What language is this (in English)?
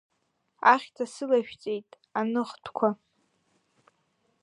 Abkhazian